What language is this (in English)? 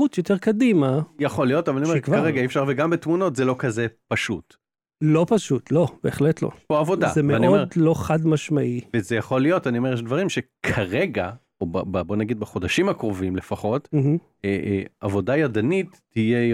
Hebrew